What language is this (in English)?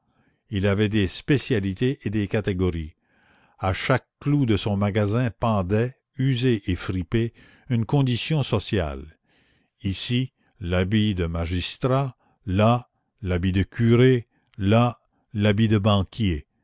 French